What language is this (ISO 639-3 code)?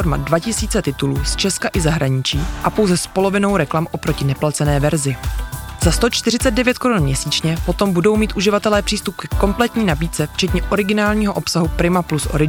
ces